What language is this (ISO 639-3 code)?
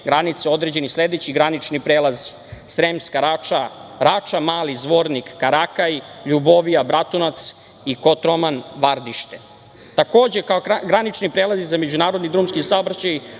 srp